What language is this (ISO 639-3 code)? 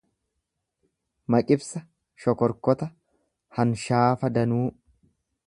orm